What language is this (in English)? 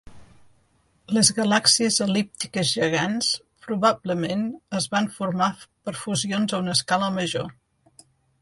Catalan